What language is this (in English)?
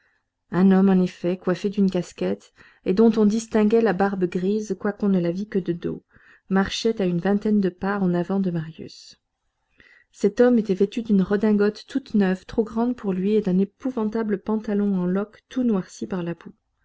French